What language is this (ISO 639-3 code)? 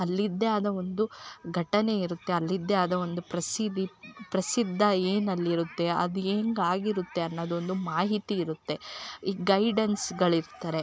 kan